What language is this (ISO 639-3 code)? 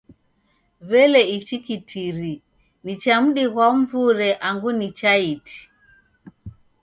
dav